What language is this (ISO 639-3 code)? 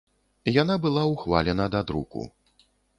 bel